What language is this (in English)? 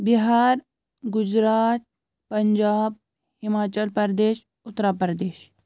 Kashmiri